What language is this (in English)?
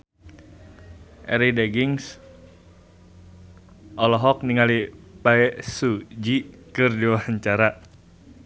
Sundanese